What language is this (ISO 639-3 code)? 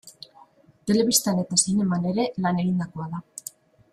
eus